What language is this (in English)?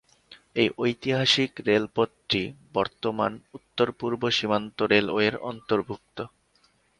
Bangla